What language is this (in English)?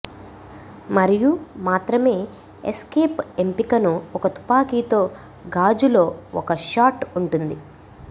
Telugu